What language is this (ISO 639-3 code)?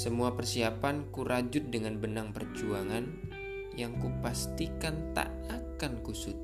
ind